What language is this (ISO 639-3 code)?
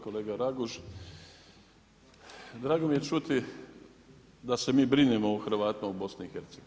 hrv